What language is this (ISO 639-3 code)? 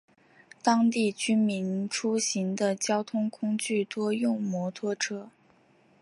zho